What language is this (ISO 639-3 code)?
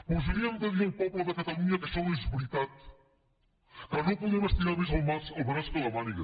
cat